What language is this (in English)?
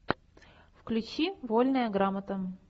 Russian